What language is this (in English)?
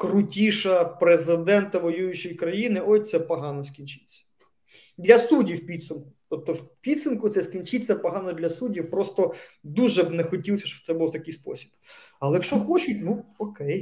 Ukrainian